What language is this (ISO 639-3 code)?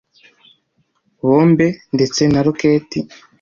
kin